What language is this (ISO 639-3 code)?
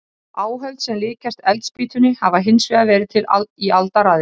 isl